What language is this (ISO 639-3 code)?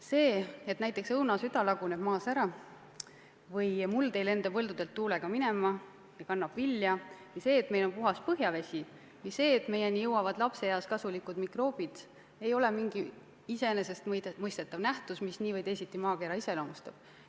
est